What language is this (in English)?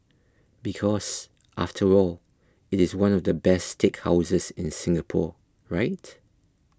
English